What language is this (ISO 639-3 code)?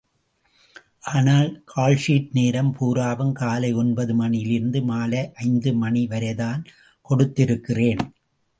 tam